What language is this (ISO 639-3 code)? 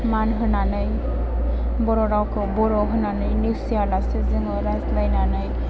brx